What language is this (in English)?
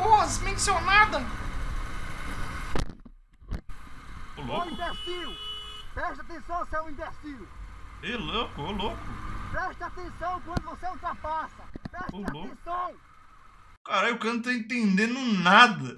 Portuguese